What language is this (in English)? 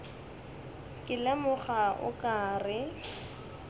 Northern Sotho